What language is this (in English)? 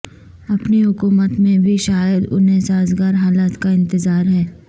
Urdu